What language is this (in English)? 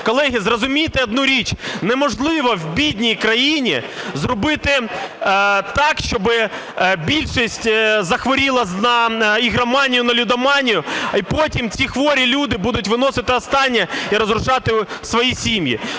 Ukrainian